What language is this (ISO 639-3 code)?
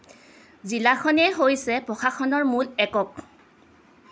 asm